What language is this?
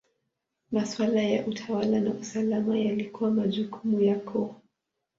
Swahili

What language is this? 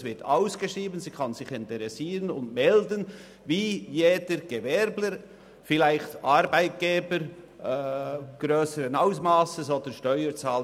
Swiss German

